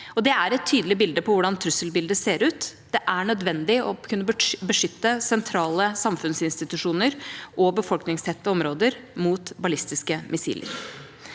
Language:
Norwegian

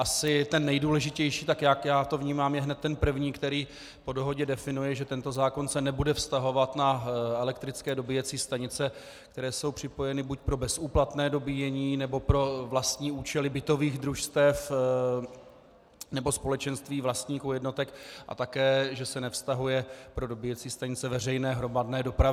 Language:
Czech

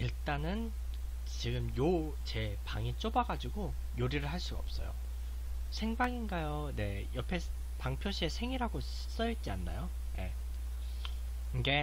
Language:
Korean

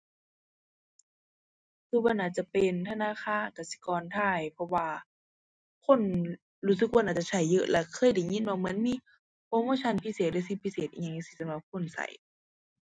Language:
Thai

